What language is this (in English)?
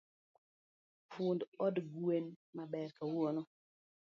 Luo (Kenya and Tanzania)